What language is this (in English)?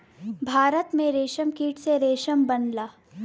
Bhojpuri